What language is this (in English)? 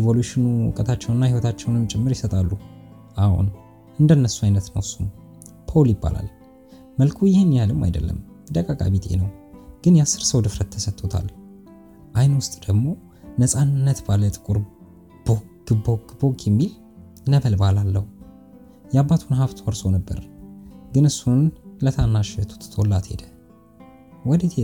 Amharic